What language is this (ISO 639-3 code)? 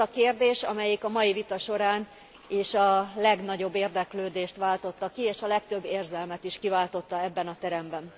hun